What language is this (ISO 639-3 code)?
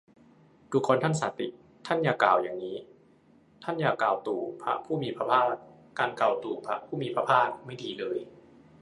tha